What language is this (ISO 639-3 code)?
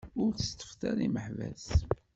kab